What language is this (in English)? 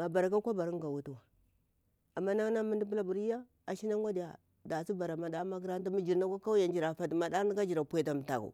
Bura-Pabir